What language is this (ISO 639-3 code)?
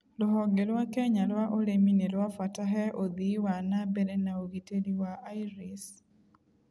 kik